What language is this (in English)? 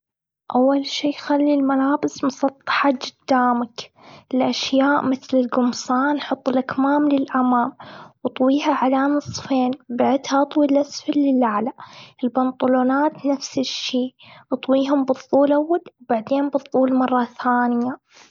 Gulf Arabic